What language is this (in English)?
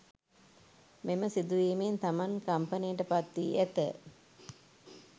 Sinhala